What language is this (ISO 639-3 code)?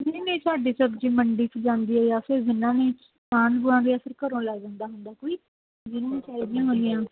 pan